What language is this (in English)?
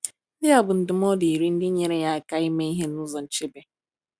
Igbo